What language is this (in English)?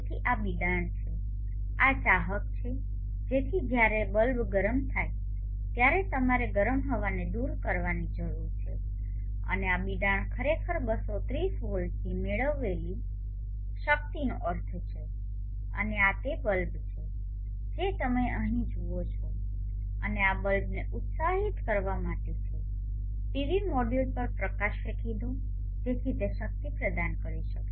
Gujarati